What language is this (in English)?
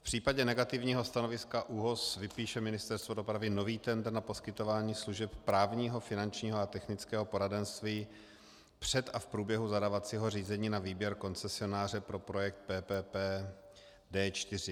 Czech